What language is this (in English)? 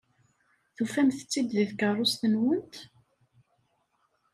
Kabyle